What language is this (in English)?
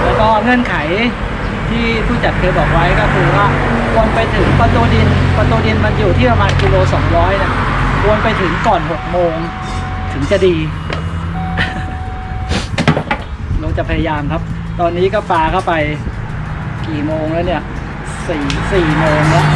Thai